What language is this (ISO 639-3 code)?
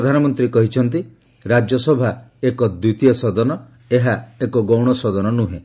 ori